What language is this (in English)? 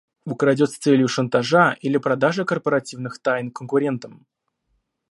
Russian